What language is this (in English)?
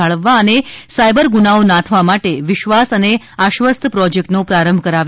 Gujarati